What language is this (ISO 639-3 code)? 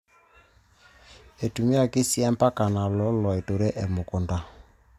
mas